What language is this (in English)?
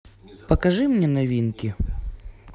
Russian